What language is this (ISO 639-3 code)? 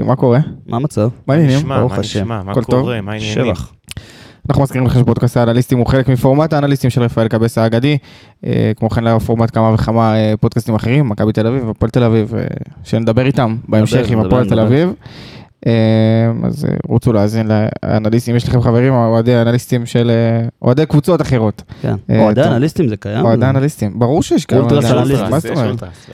heb